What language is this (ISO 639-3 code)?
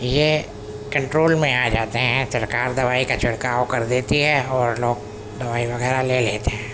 urd